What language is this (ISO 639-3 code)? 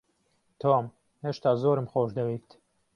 ckb